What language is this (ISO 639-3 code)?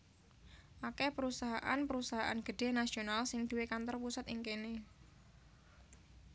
jav